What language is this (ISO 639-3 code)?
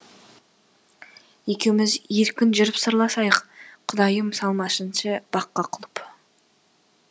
kaz